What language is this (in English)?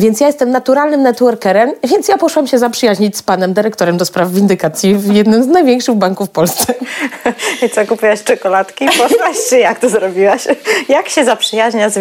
Polish